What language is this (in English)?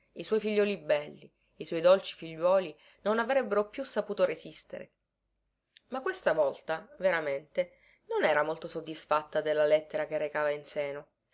Italian